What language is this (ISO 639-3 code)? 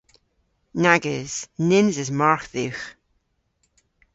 cor